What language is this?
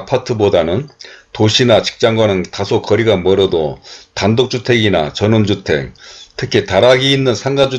Korean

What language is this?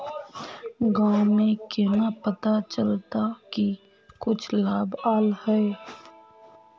Magahi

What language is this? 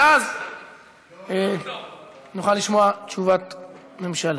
Hebrew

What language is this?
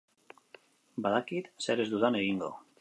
Basque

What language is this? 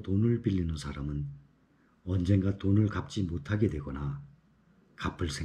Korean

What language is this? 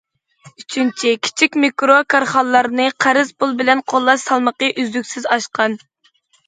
Uyghur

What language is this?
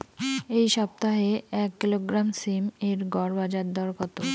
Bangla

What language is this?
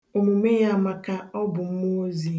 Igbo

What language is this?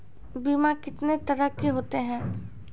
Maithili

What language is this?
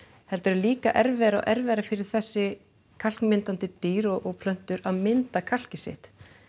Icelandic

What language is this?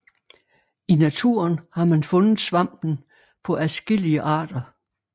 Danish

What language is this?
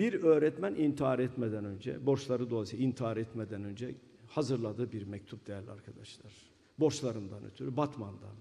Turkish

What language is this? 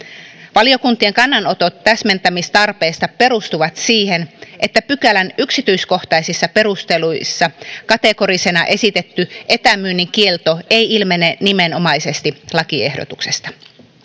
Finnish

